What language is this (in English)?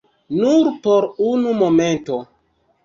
Esperanto